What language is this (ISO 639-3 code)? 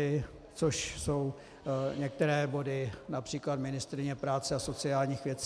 ces